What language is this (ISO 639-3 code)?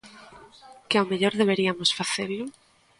glg